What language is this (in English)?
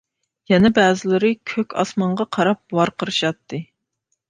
Uyghur